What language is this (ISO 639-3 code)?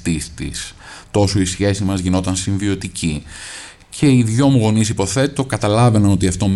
ell